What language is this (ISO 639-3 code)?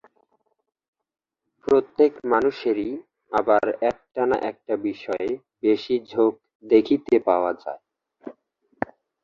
ben